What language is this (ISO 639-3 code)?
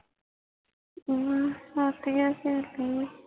pan